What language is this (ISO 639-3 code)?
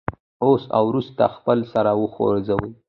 pus